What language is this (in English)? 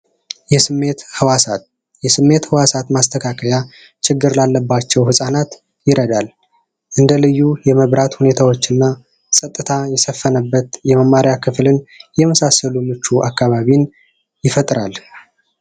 Amharic